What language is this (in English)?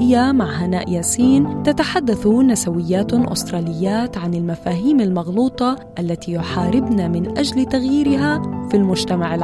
Arabic